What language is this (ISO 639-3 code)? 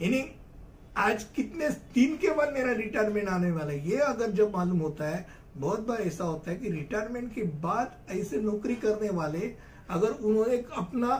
hin